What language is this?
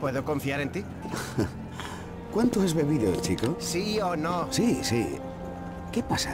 Spanish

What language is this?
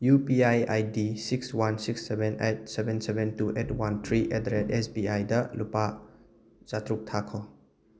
Manipuri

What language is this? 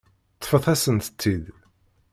Kabyle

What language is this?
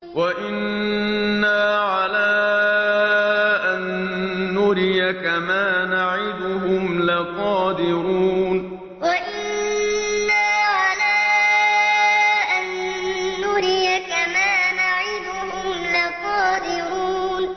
Arabic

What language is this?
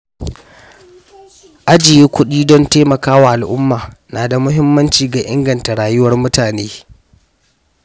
Hausa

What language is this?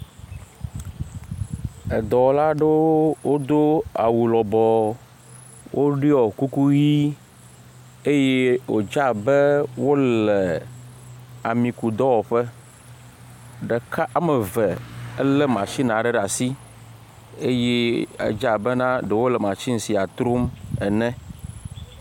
Ewe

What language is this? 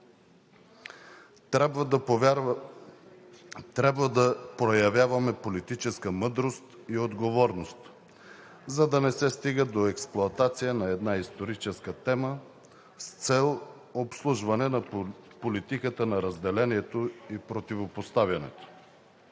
Bulgarian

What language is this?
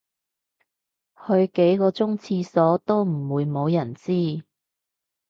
Cantonese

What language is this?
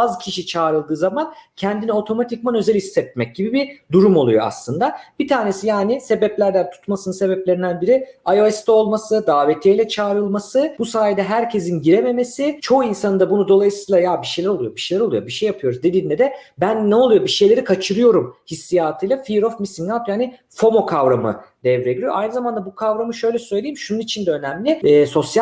Turkish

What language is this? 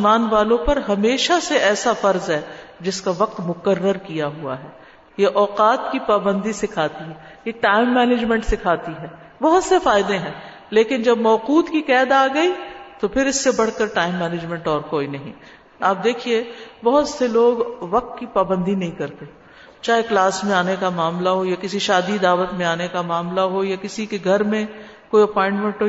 Urdu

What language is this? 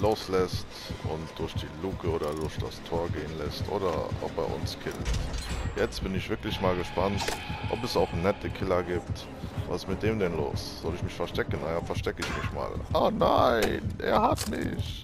German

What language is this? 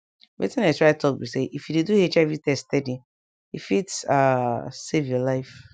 Nigerian Pidgin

